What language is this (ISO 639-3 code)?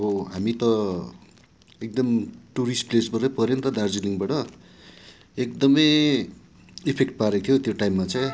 nep